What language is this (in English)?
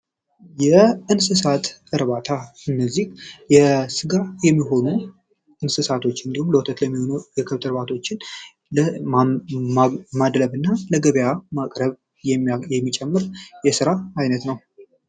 Amharic